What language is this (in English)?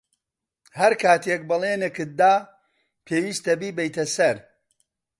Central Kurdish